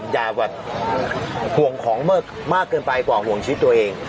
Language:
Thai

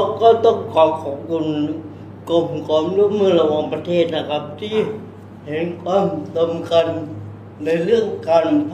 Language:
Thai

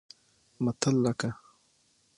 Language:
Pashto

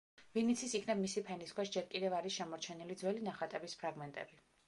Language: Georgian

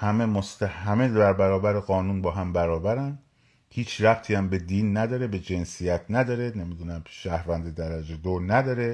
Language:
Persian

